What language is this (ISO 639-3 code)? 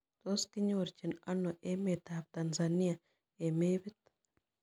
kln